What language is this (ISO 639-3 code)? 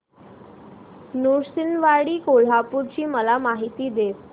mar